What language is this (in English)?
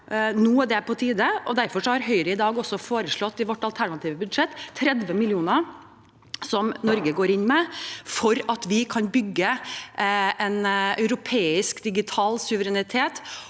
Norwegian